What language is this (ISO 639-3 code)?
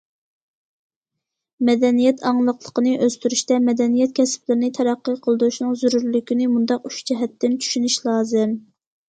uig